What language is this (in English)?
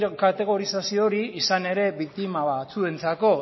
Basque